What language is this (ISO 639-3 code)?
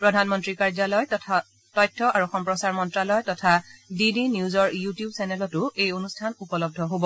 asm